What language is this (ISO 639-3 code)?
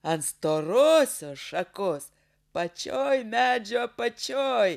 lit